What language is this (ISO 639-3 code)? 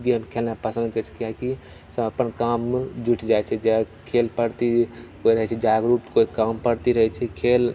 mai